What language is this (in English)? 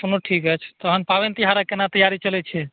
Maithili